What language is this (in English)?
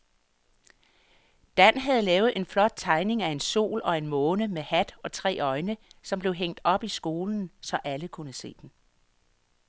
Danish